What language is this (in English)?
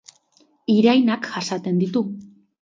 Basque